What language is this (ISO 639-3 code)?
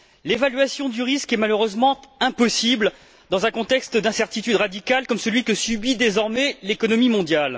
fra